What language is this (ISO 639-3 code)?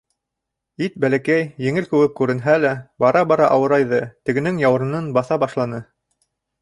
bak